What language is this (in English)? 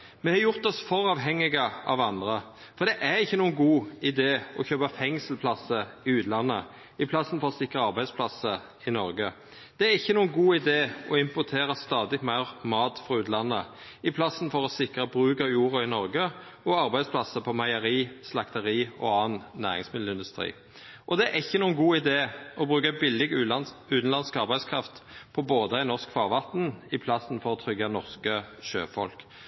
Norwegian Nynorsk